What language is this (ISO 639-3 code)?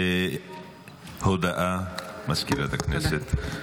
heb